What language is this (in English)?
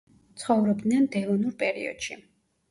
Georgian